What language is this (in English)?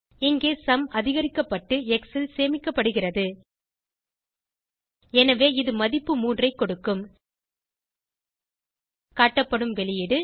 Tamil